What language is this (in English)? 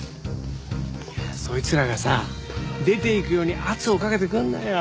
Japanese